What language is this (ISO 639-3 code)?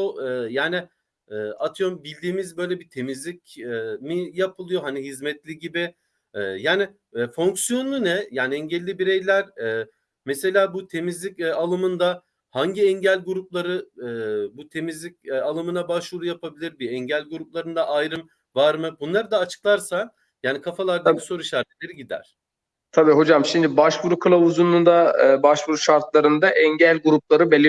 tur